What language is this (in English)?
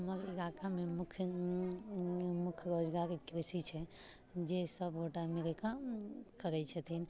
Maithili